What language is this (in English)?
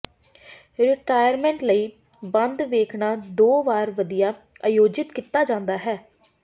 Punjabi